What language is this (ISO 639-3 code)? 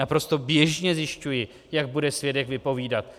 ces